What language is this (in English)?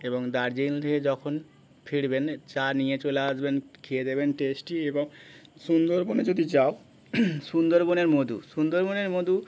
Bangla